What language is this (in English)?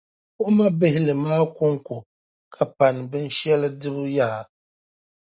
Dagbani